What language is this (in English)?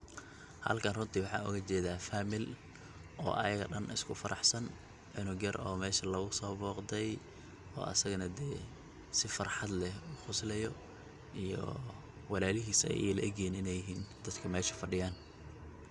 Somali